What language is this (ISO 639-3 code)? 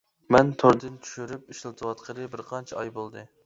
uig